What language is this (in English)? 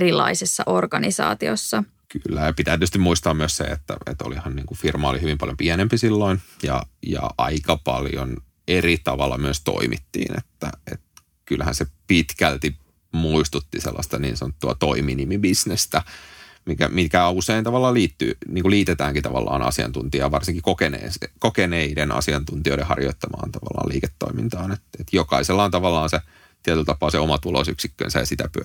Finnish